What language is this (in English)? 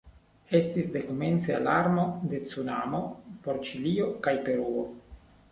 Esperanto